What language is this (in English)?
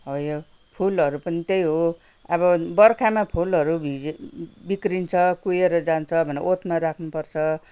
Nepali